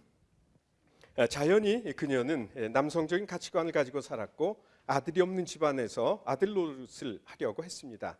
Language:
Korean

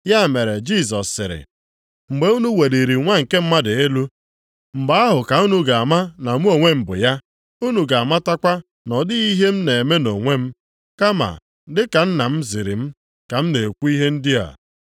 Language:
Igbo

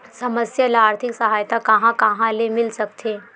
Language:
Chhattisgarhi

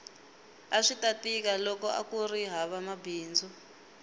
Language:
Tsonga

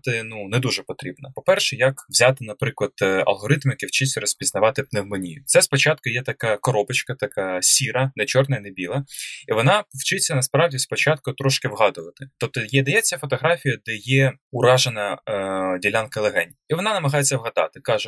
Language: Ukrainian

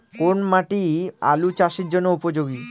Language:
Bangla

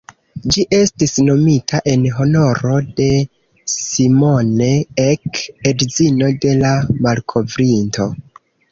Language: Esperanto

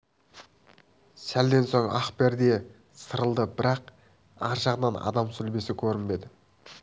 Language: Kazakh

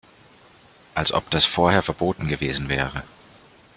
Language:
German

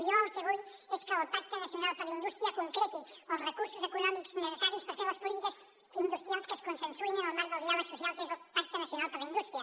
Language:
Catalan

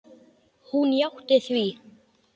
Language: Icelandic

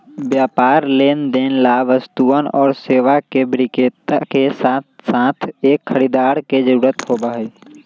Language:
Magahi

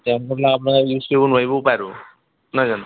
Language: Assamese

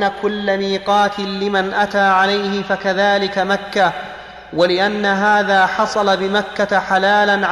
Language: Arabic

